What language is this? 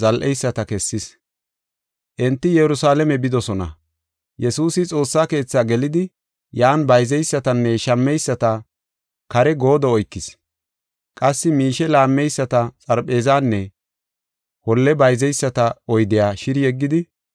Gofa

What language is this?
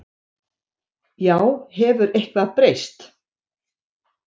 Icelandic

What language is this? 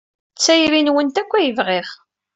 Kabyle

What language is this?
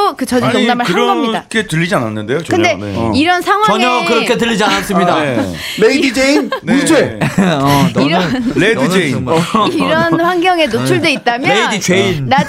Korean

